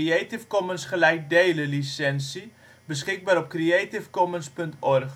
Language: Dutch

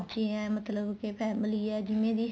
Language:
Punjabi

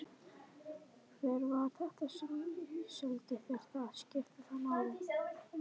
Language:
Icelandic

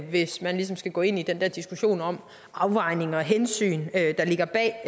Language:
Danish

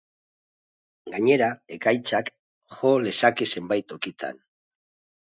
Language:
Basque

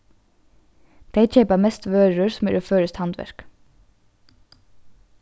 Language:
Faroese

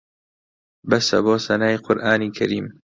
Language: Central Kurdish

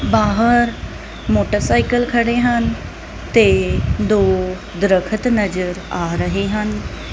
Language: Punjabi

